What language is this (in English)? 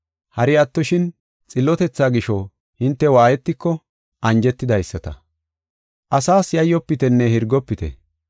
Gofa